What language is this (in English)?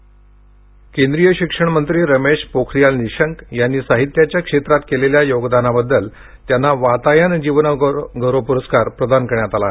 Marathi